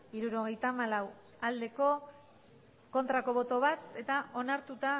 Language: Basque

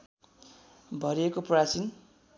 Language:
Nepali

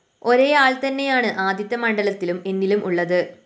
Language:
Malayalam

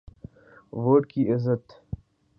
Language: Urdu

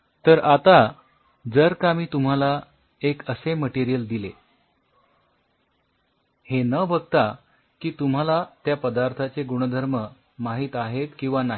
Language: Marathi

